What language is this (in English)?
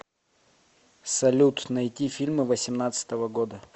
Russian